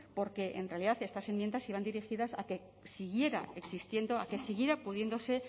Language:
Spanish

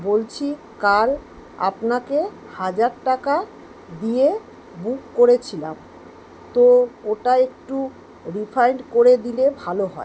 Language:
Bangla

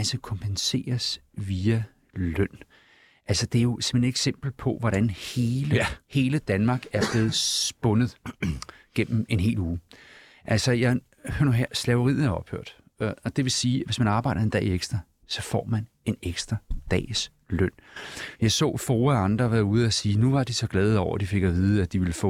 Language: Danish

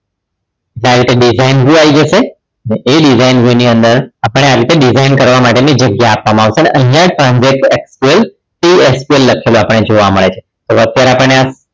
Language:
Gujarati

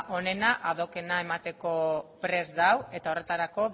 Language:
Basque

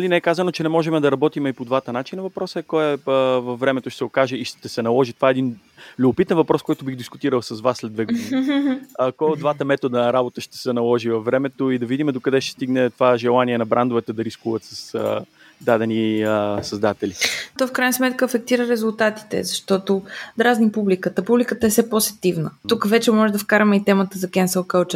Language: Bulgarian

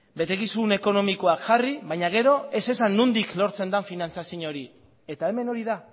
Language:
Basque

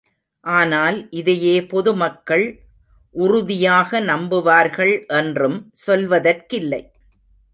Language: Tamil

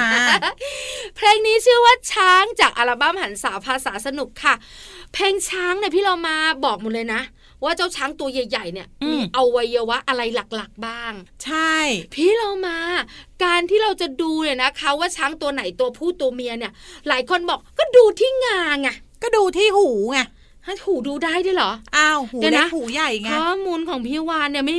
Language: Thai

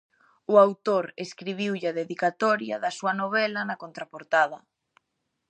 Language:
Galician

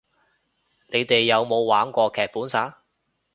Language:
Cantonese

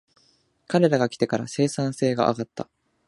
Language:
Japanese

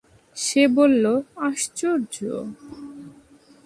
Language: Bangla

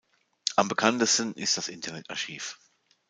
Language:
German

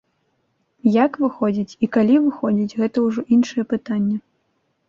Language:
Belarusian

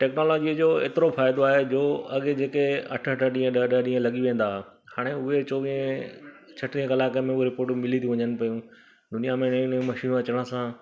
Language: Sindhi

